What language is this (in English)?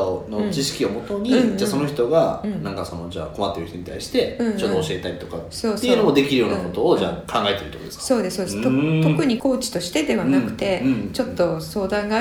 Japanese